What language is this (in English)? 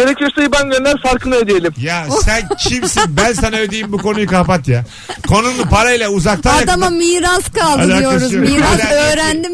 Turkish